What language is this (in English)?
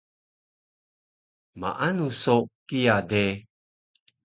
Taroko